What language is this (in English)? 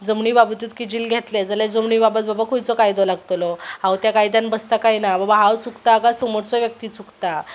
Konkani